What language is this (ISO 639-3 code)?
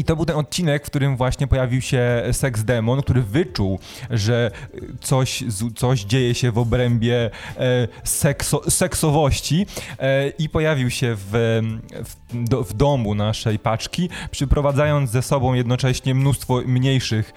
pol